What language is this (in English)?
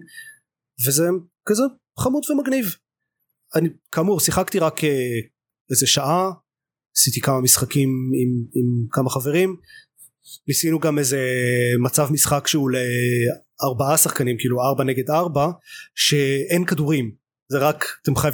Hebrew